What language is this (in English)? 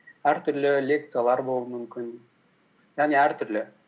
Kazakh